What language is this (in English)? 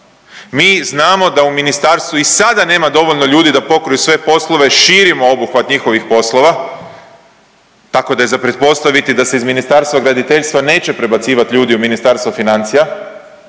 Croatian